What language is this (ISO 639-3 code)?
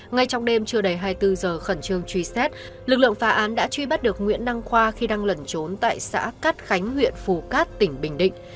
vie